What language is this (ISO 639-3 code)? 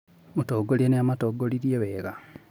kik